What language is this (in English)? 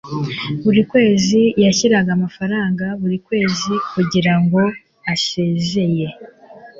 Kinyarwanda